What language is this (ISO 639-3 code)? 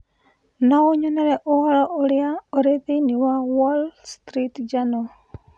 kik